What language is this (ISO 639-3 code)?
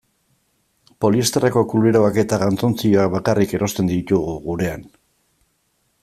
eus